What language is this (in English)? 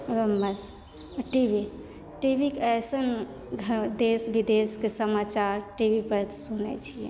Maithili